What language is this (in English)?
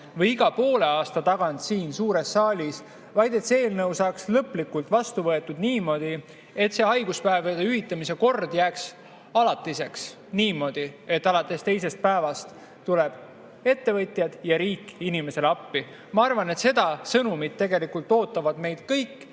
Estonian